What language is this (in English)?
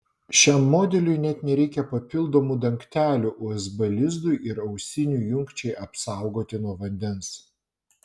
Lithuanian